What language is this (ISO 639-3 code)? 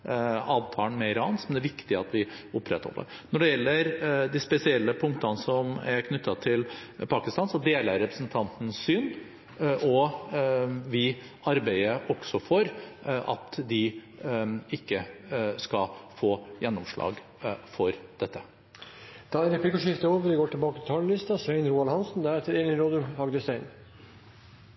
nor